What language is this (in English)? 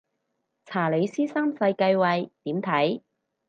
Cantonese